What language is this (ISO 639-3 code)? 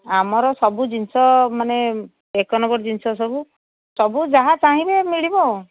ori